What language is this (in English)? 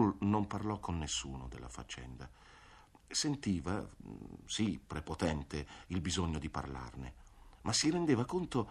Italian